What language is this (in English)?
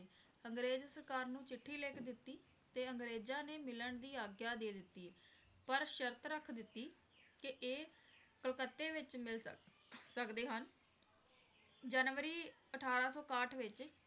Punjabi